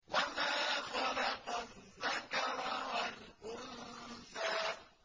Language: Arabic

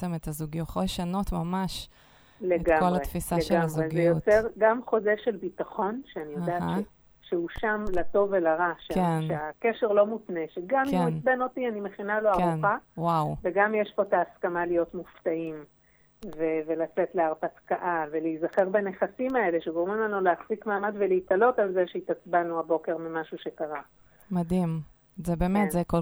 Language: Hebrew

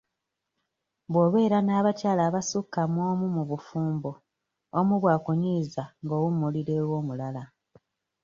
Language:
Ganda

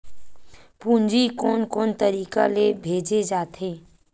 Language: Chhattisgarhi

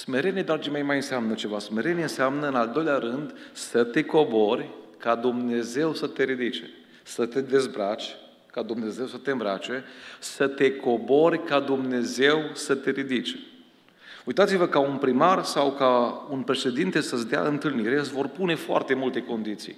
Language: Romanian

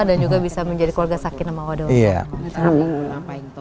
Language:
Indonesian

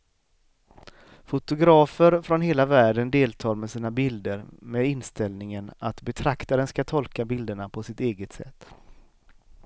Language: Swedish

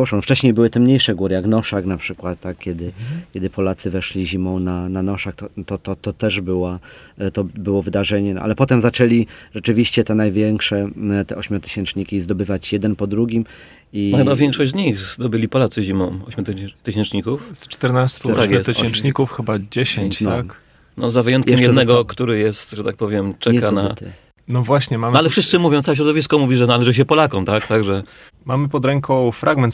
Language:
Polish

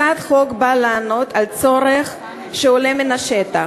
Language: Hebrew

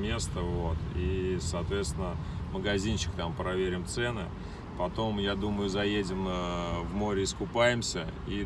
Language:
Russian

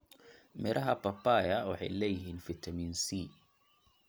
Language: Somali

